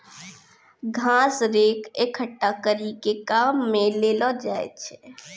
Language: Maithili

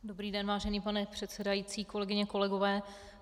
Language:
Czech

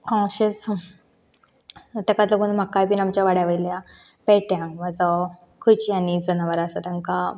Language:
Konkani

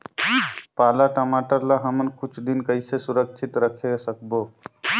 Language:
Chhattisgarhi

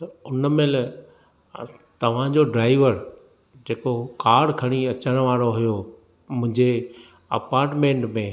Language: Sindhi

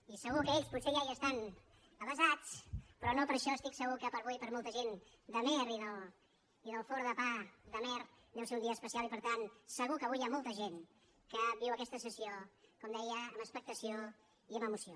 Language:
Catalan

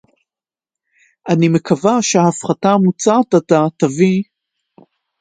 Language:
Hebrew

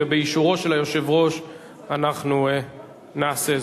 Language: Hebrew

